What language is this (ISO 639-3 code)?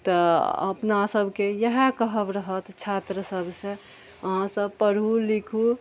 mai